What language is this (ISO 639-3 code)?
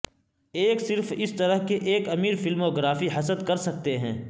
urd